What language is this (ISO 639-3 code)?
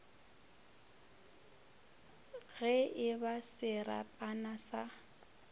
nso